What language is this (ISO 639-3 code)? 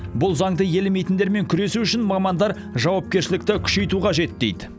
kaz